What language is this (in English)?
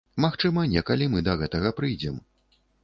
Belarusian